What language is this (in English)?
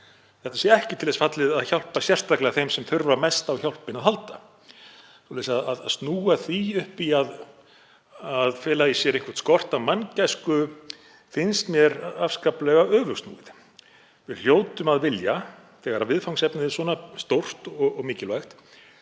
Icelandic